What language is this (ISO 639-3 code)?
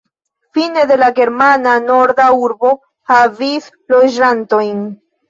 epo